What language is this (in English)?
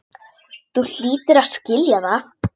Icelandic